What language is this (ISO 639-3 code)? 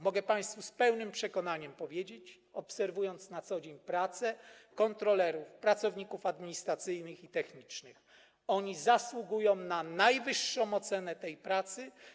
pol